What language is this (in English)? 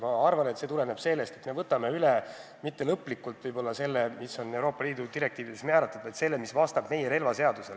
Estonian